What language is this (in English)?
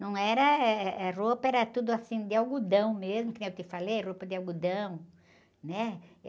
Portuguese